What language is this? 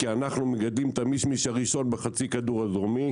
Hebrew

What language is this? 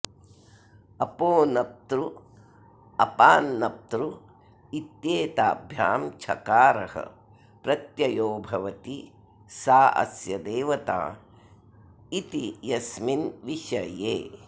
Sanskrit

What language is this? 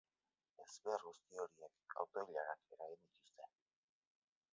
Basque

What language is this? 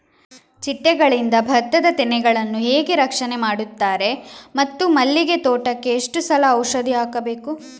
Kannada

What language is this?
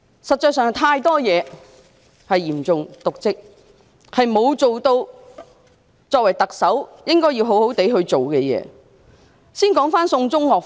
Cantonese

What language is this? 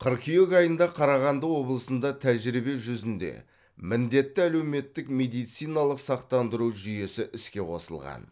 Kazakh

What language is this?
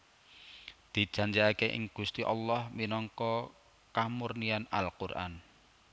Javanese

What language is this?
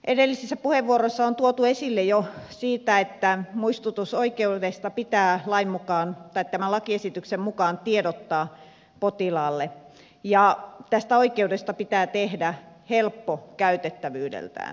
Finnish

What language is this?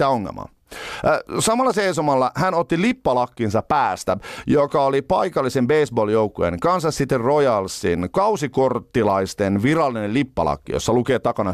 Finnish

